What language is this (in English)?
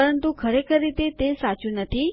Gujarati